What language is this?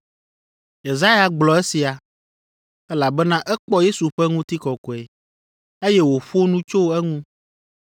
Ewe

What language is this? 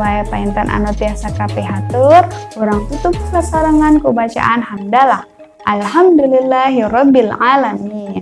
Indonesian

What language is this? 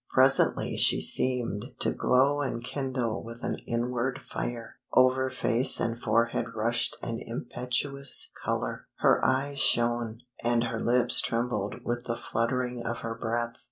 English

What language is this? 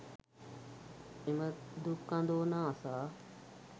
Sinhala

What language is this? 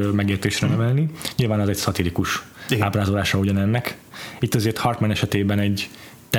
Hungarian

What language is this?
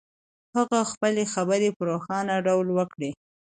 Pashto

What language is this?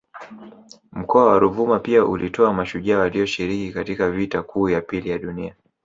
Swahili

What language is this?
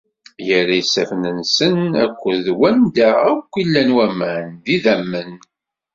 Kabyle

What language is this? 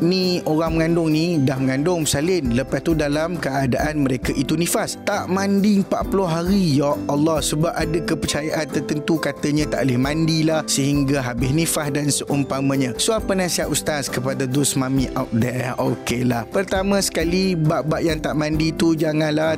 Malay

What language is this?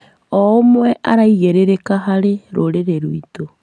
Kikuyu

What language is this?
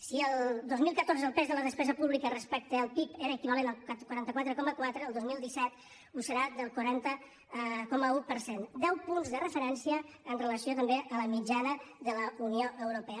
Catalan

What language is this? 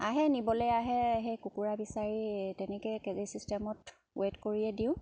Assamese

